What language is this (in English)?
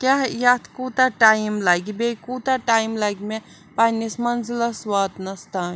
Kashmiri